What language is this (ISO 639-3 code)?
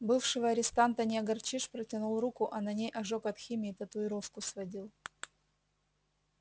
rus